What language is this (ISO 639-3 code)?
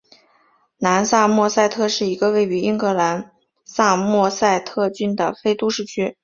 zho